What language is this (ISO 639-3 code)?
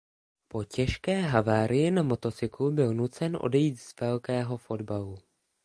ces